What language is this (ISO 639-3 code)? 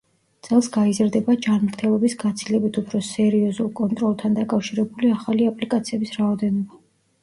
kat